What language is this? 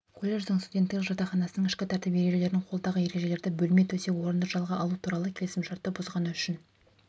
Kazakh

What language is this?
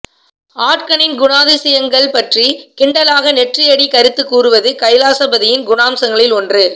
Tamil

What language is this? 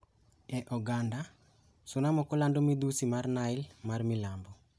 Luo (Kenya and Tanzania)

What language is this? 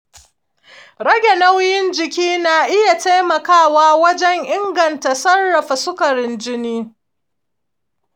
Hausa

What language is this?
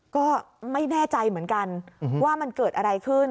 Thai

